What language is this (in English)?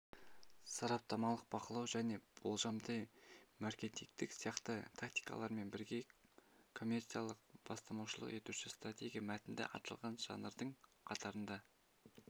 Kazakh